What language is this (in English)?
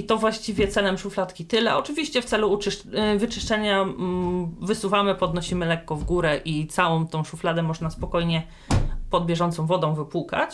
Polish